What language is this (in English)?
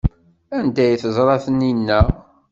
Kabyle